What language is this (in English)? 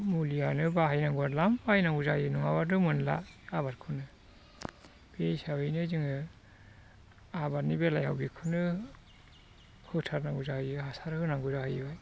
Bodo